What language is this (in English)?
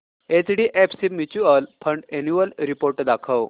Marathi